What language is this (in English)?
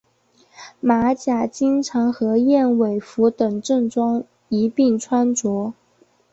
Chinese